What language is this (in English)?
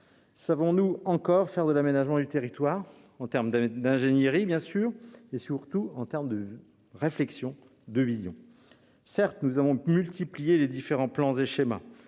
French